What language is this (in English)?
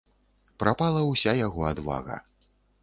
Belarusian